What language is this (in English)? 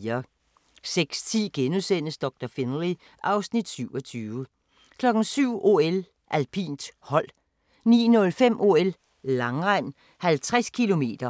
Danish